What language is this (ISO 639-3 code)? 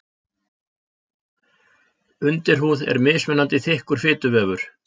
isl